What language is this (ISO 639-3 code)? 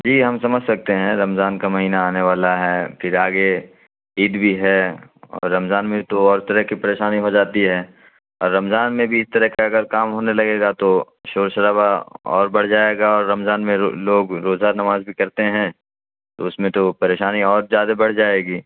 urd